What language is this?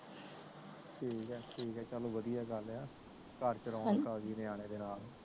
Punjabi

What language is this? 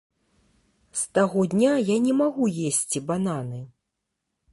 Belarusian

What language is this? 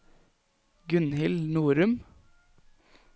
Norwegian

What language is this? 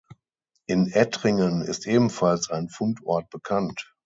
German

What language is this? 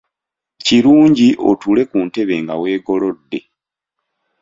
Ganda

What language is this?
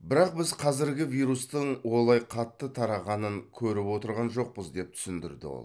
Kazakh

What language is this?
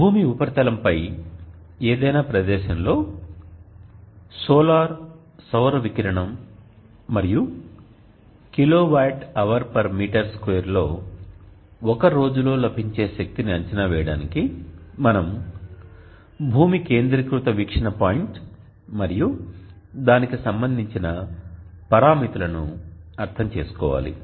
Telugu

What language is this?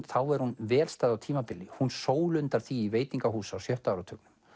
Icelandic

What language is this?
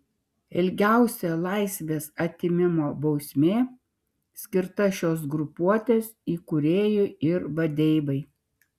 Lithuanian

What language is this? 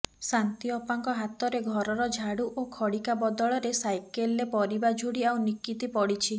Odia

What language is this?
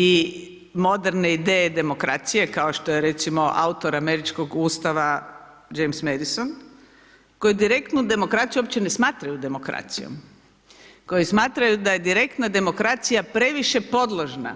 Croatian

